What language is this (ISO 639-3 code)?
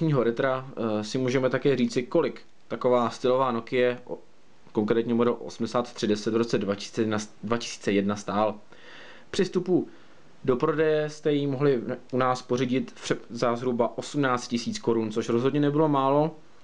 ces